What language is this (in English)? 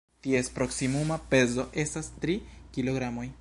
Esperanto